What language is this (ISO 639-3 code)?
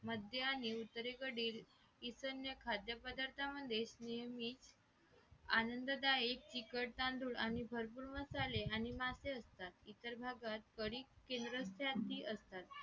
mar